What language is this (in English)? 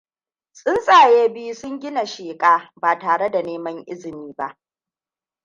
Hausa